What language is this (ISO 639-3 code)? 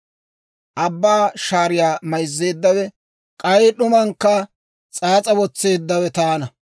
dwr